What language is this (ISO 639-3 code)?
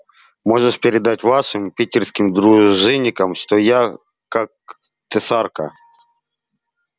rus